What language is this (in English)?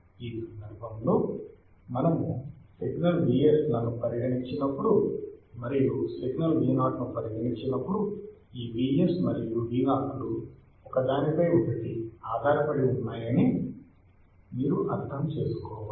Telugu